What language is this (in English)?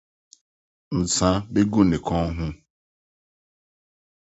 Akan